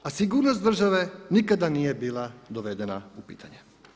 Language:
Croatian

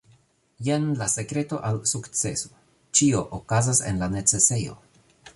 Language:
Esperanto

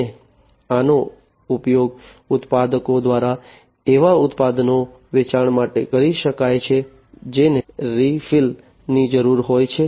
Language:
Gujarati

